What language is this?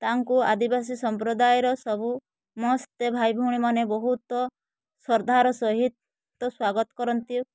Odia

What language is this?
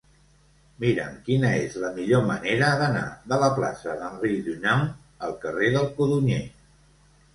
Catalan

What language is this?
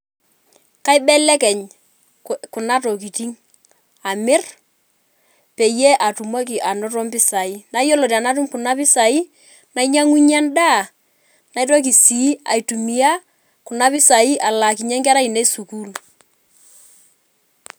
Masai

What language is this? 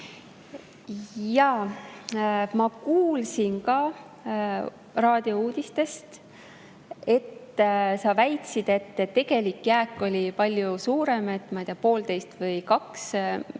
Estonian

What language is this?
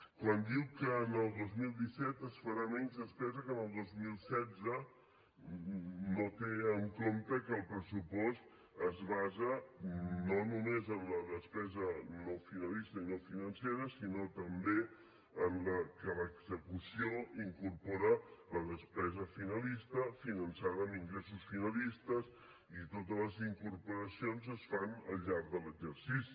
Catalan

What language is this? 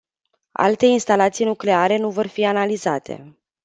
Romanian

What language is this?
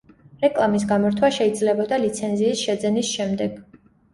Georgian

